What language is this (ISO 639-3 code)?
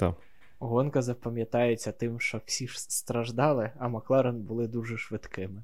ukr